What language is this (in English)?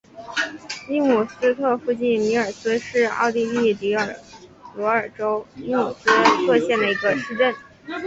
Chinese